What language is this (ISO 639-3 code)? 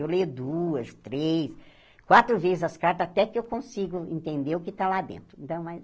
por